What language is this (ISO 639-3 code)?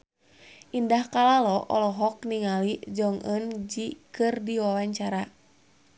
sun